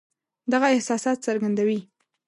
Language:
Pashto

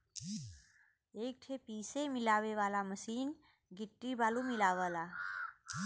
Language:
Bhojpuri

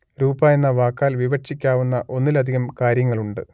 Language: Malayalam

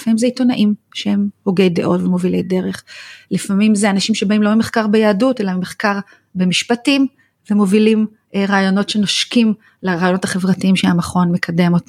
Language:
Hebrew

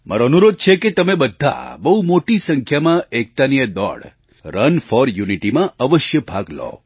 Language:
Gujarati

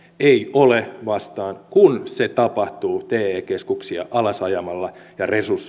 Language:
Finnish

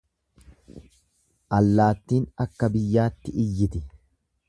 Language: Oromo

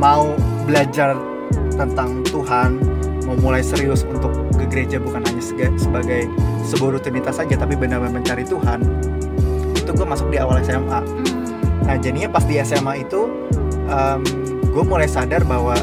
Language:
Indonesian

